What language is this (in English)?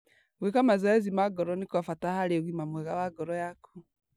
Kikuyu